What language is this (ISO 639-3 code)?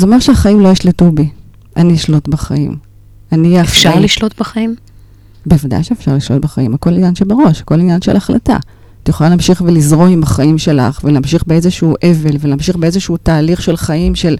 heb